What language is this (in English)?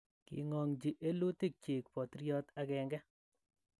Kalenjin